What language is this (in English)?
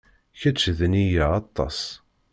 Kabyle